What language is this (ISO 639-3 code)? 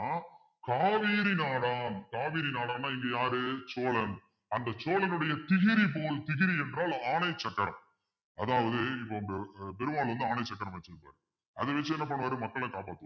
tam